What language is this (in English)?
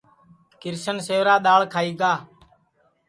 Sansi